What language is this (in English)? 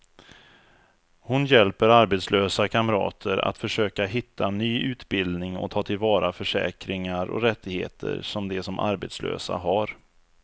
Swedish